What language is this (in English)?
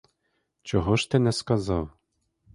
Ukrainian